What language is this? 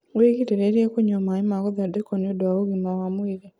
Kikuyu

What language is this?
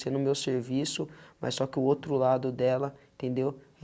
Portuguese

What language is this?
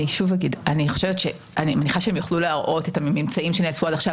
Hebrew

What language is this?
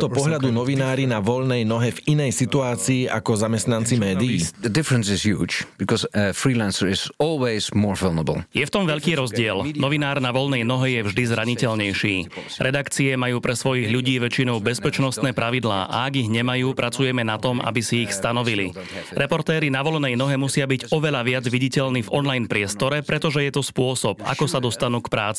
Slovak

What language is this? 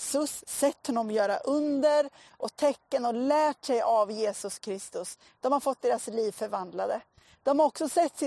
Swedish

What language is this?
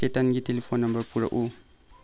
Manipuri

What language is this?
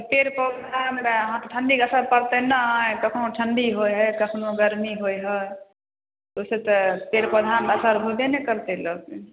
Maithili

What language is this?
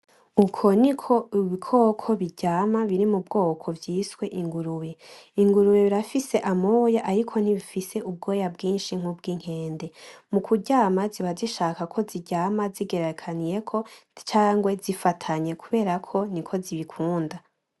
Rundi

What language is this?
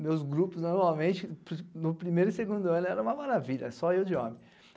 Portuguese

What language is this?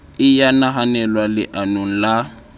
Southern Sotho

